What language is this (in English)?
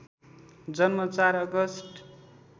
Nepali